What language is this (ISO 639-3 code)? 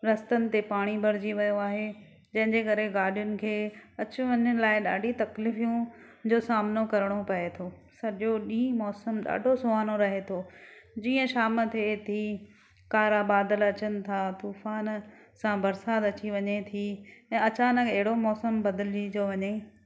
snd